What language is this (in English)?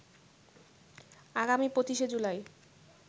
Bangla